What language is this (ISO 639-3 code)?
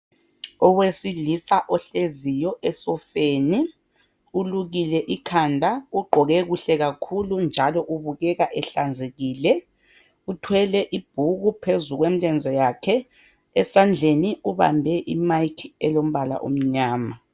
nde